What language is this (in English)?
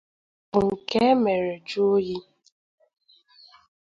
Igbo